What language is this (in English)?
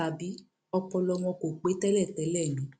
Yoruba